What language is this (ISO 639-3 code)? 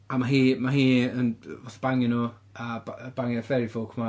cym